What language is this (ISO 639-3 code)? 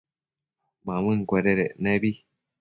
mcf